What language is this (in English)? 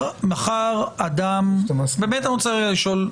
Hebrew